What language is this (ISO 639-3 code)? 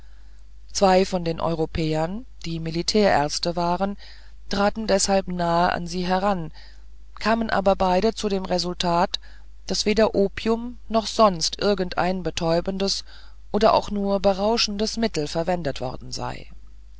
deu